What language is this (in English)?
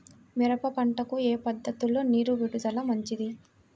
Telugu